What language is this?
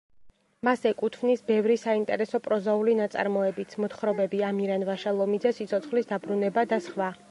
Georgian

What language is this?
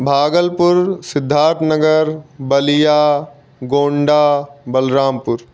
Hindi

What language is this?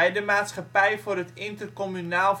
Dutch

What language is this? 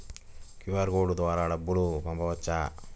Telugu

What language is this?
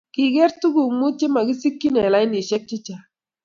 Kalenjin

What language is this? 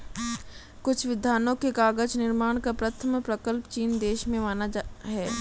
Hindi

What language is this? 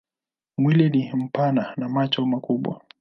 Swahili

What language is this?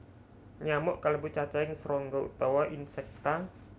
Javanese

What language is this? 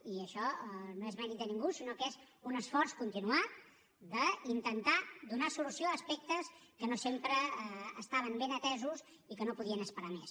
Catalan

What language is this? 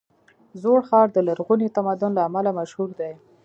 Pashto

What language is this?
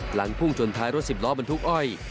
Thai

